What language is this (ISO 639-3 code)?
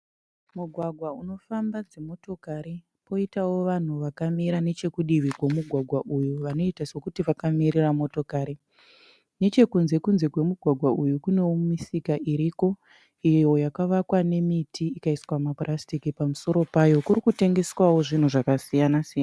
sna